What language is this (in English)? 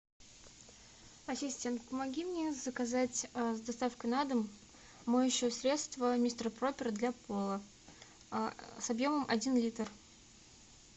Russian